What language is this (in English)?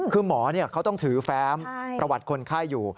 Thai